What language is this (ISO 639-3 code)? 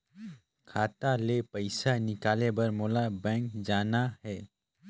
hne